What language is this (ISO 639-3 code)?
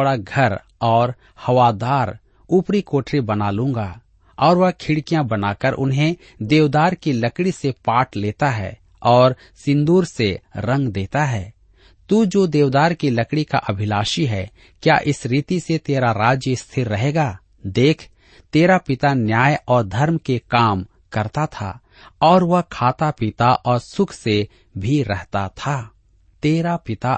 hin